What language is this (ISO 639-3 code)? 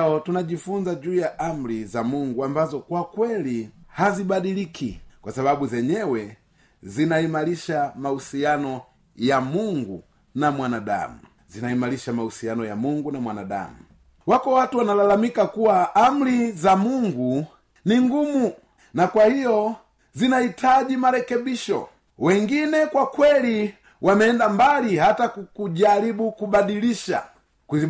swa